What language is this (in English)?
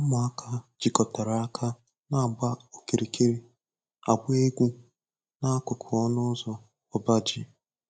Igbo